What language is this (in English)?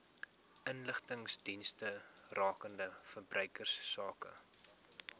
Afrikaans